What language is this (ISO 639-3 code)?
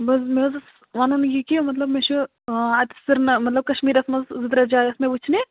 kas